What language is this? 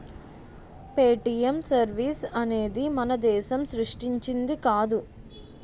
Telugu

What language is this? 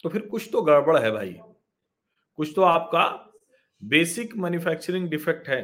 Hindi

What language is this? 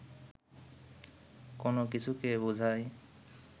Bangla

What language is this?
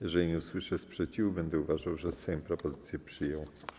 Polish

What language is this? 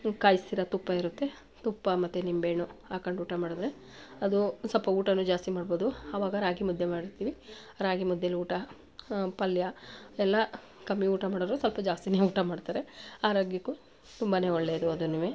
Kannada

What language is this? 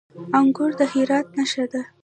Pashto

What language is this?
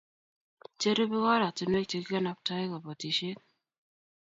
Kalenjin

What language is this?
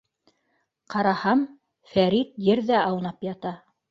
Bashkir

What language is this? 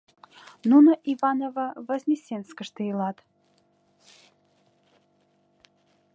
Mari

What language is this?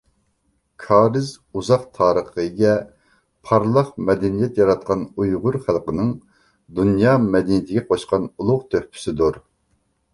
Uyghur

